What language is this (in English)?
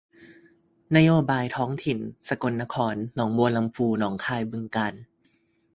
Thai